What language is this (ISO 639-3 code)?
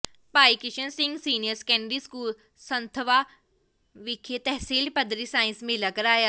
pan